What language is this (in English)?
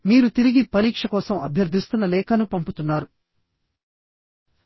Telugu